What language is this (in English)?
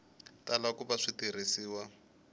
Tsonga